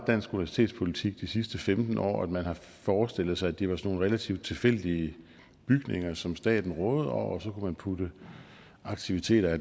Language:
Danish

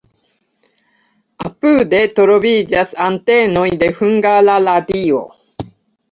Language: Esperanto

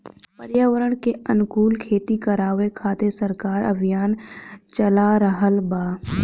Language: Bhojpuri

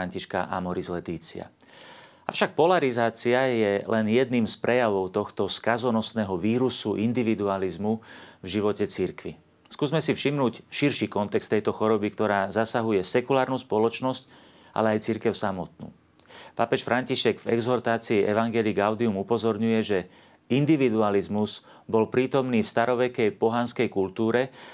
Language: Slovak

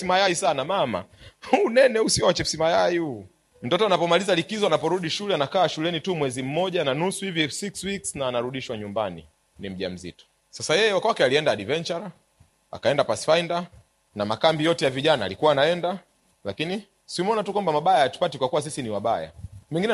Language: Swahili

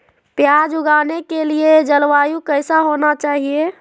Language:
Magahi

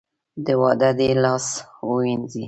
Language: Pashto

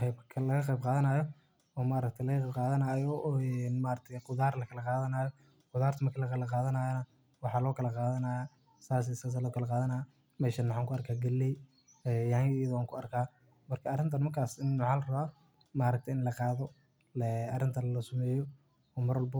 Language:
Somali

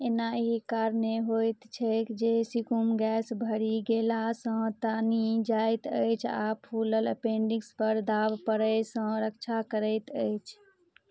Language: Maithili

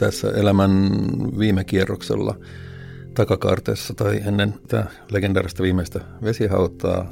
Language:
Finnish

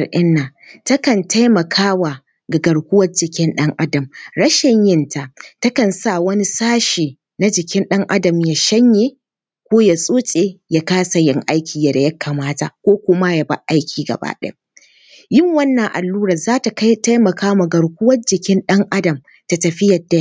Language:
Hausa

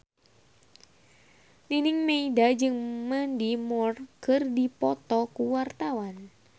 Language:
Sundanese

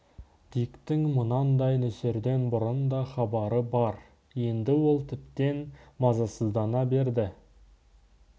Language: Kazakh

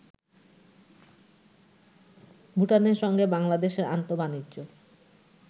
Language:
Bangla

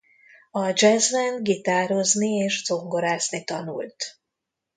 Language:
Hungarian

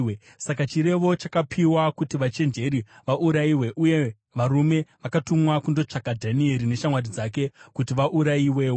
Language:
Shona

